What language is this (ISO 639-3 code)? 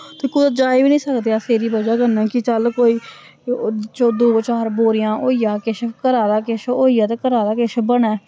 doi